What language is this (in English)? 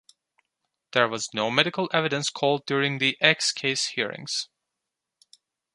English